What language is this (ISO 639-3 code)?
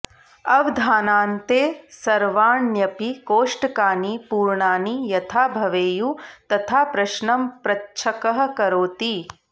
san